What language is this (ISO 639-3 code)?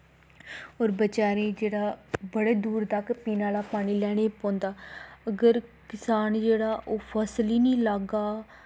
doi